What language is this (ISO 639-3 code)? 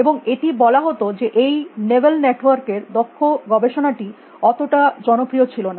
ben